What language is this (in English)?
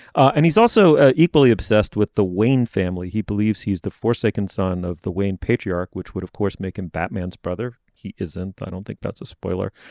English